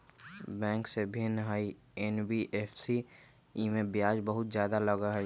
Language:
Magahi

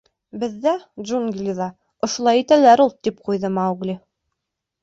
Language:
Bashkir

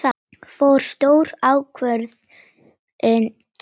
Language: Icelandic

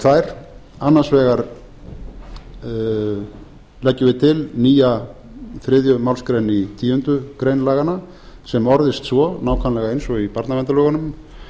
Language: Icelandic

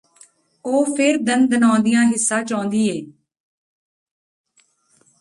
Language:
Punjabi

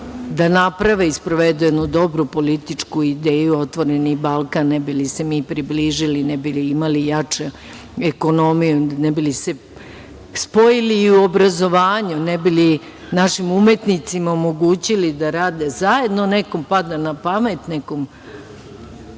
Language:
Serbian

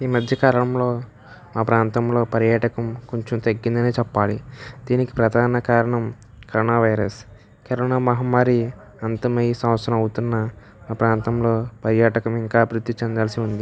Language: Telugu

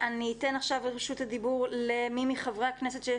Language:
Hebrew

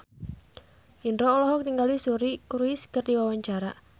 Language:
Sundanese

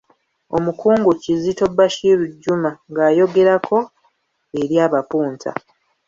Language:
Ganda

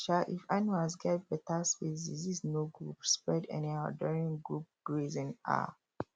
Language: Nigerian Pidgin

